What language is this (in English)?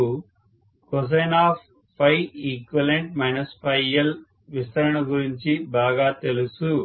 Telugu